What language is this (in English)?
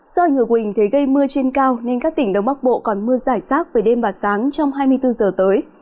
Vietnamese